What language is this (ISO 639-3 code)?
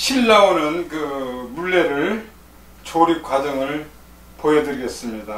kor